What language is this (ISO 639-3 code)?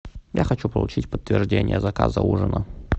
rus